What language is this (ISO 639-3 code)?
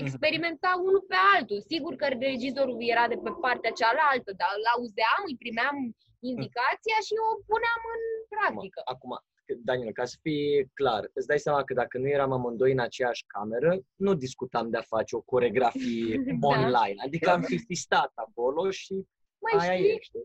ron